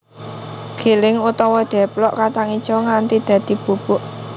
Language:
Javanese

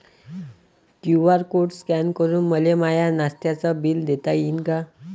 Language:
Marathi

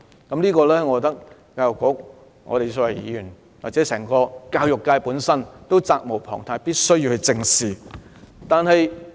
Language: Cantonese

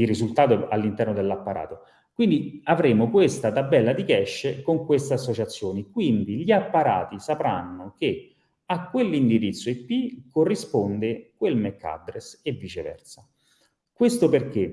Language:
Italian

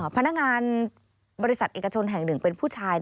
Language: Thai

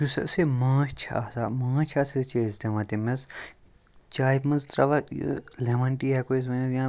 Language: Kashmiri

